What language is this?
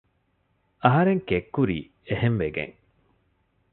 Divehi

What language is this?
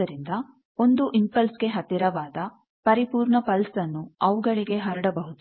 Kannada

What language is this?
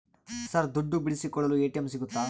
Kannada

